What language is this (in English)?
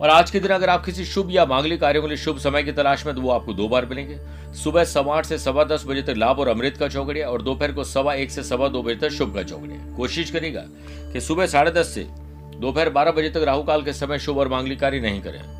Hindi